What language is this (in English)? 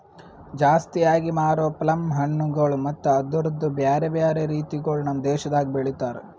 Kannada